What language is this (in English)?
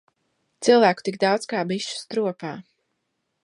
Latvian